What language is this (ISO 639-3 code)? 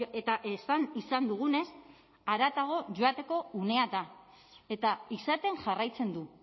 eus